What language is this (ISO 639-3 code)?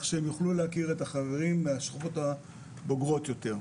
heb